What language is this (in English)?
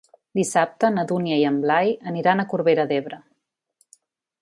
Catalan